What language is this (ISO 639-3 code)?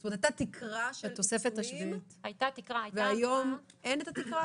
heb